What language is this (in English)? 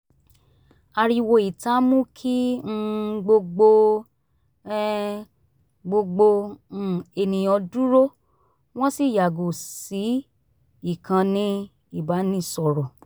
Yoruba